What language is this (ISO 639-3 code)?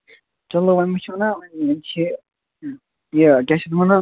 kas